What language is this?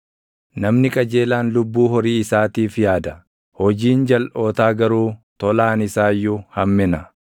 Oromo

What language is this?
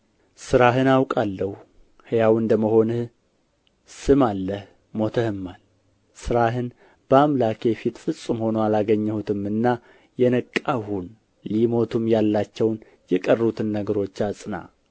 Amharic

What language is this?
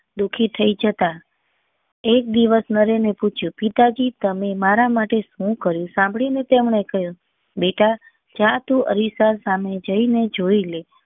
Gujarati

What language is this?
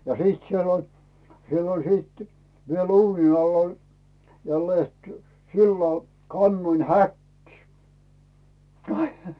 Finnish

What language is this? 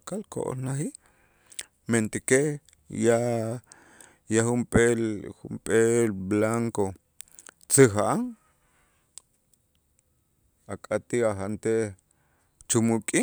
Itzá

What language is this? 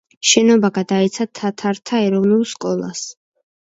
Georgian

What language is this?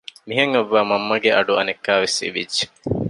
Divehi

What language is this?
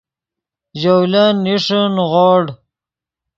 Yidgha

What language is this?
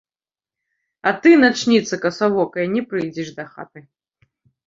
Belarusian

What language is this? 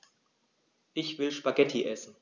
German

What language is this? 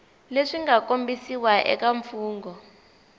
Tsonga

